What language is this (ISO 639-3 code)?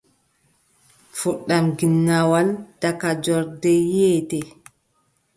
fub